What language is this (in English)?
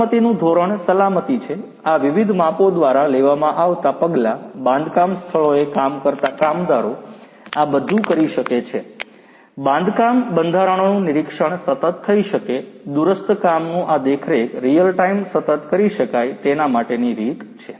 Gujarati